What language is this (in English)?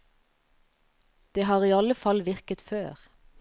Norwegian